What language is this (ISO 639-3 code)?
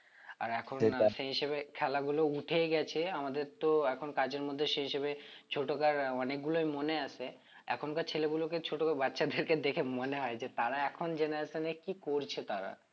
ben